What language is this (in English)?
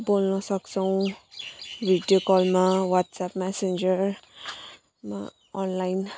Nepali